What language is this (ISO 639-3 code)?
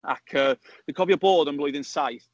cym